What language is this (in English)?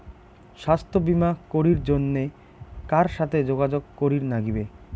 Bangla